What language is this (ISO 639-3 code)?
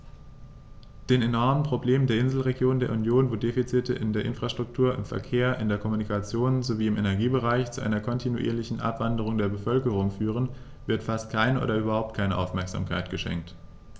deu